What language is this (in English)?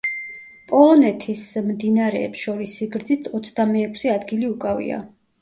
Georgian